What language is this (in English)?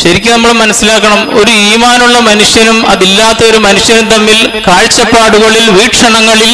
Malayalam